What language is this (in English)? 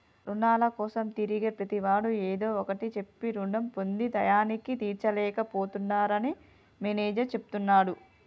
Telugu